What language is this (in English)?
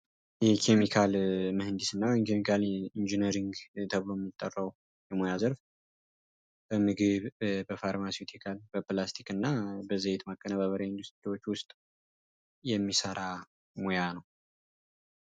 Amharic